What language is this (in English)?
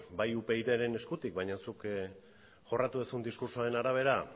Basque